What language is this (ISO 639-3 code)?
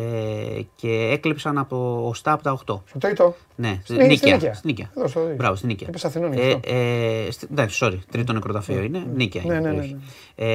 ell